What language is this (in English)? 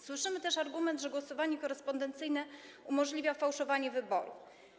Polish